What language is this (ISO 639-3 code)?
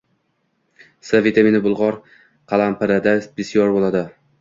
uzb